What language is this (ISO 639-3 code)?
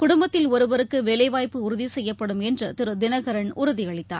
tam